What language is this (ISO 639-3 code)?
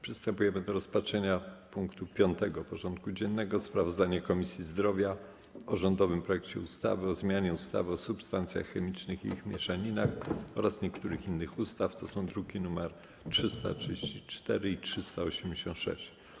pol